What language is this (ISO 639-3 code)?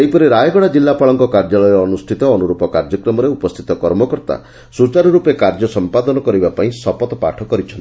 ori